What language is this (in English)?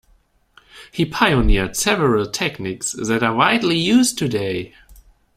English